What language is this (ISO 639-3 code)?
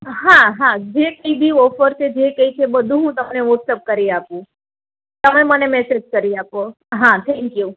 guj